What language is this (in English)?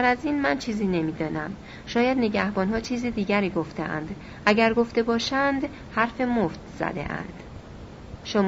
Persian